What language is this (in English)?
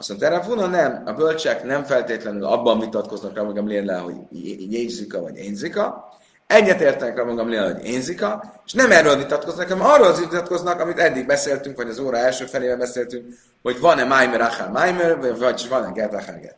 Hungarian